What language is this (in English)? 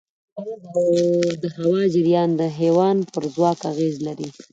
Pashto